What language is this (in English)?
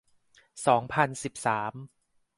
Thai